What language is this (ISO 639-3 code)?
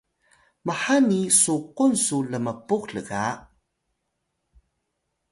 tay